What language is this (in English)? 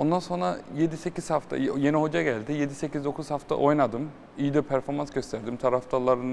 Turkish